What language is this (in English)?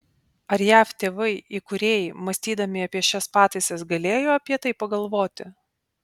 Lithuanian